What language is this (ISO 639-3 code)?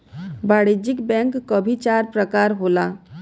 bho